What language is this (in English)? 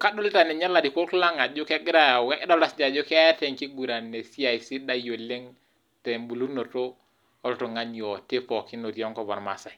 Masai